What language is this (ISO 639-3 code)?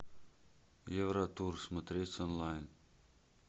rus